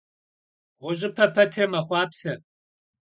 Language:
Kabardian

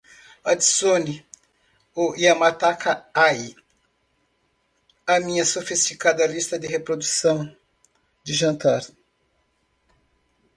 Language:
Portuguese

